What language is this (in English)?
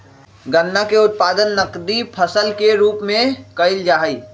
Magahi